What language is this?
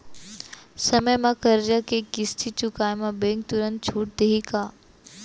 Chhattisgarhi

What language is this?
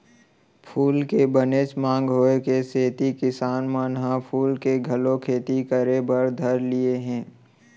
Chhattisgarhi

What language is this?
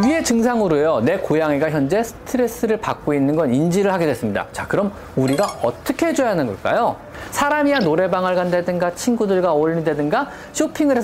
Korean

